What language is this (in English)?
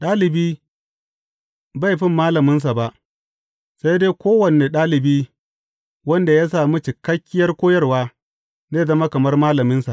Hausa